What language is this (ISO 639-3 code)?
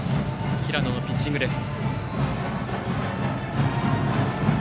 jpn